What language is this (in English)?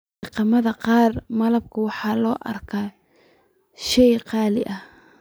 Somali